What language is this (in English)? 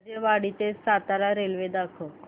Marathi